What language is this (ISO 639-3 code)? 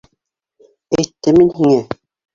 bak